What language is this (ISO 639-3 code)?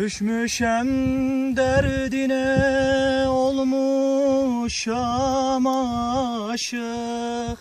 tur